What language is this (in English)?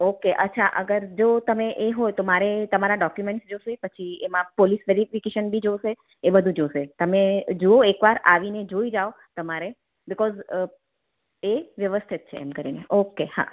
Gujarati